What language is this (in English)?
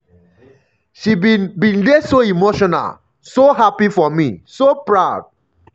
Nigerian Pidgin